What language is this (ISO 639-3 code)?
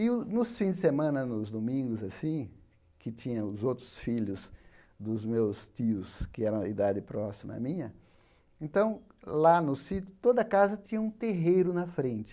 por